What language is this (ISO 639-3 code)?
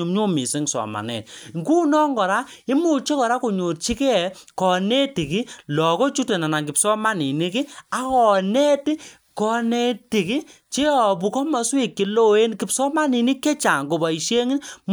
kln